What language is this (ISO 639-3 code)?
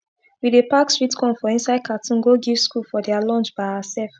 pcm